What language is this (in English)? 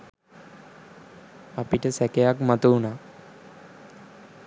Sinhala